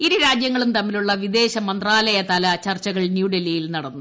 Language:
Malayalam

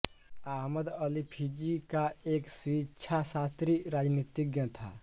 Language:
Hindi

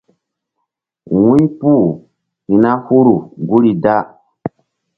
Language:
Mbum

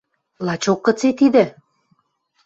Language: Western Mari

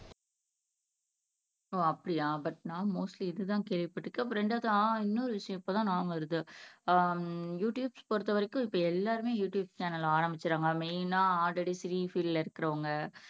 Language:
Tamil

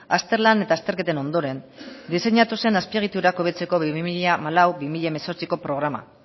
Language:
Basque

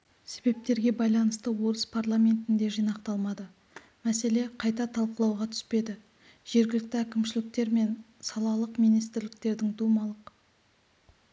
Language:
Kazakh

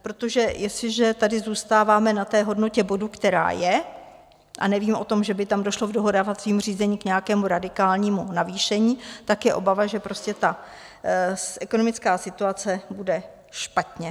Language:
Czech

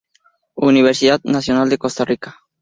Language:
Spanish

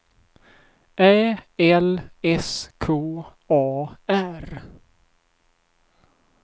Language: Swedish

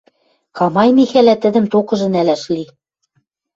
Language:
Western Mari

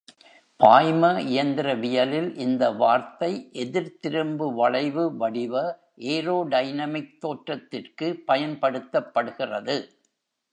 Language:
Tamil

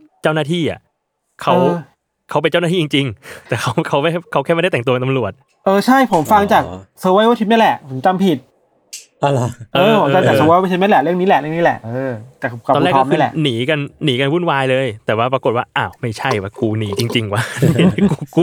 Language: Thai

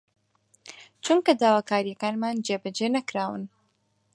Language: Central Kurdish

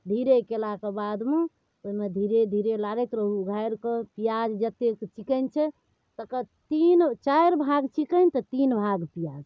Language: Maithili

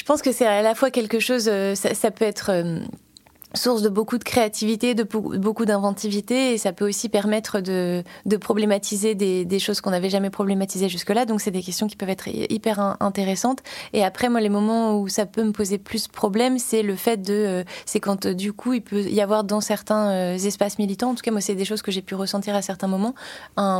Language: French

